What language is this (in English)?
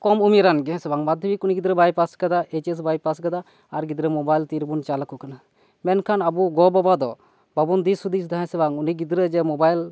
Santali